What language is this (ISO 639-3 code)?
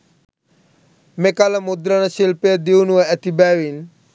sin